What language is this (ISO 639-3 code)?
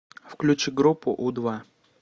rus